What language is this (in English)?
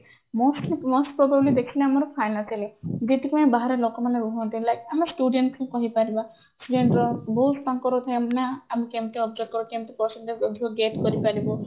Odia